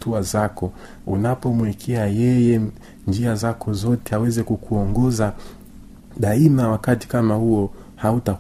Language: Swahili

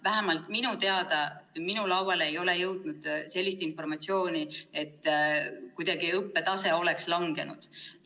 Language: Estonian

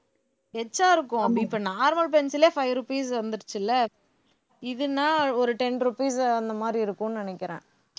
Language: Tamil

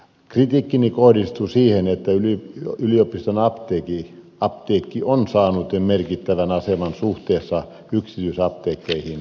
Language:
Finnish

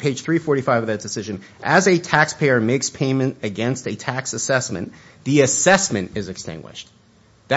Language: English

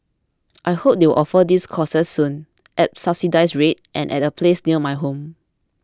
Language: English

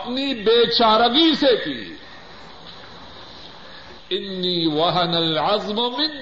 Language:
Urdu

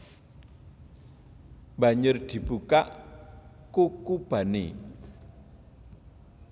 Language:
Javanese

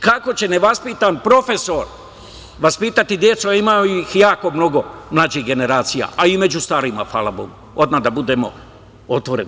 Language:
Serbian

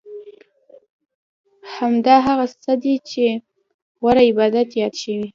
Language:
Pashto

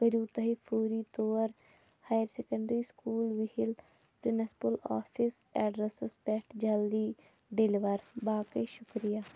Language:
Kashmiri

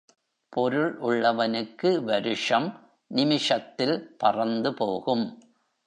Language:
Tamil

